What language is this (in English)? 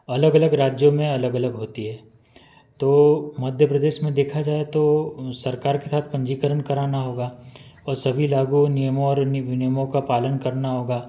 Hindi